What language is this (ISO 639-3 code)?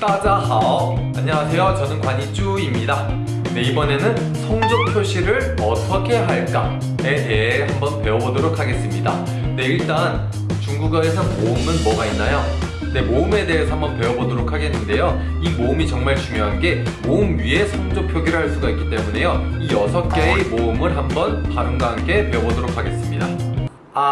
kor